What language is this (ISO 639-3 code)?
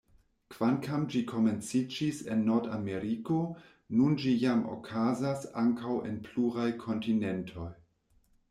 epo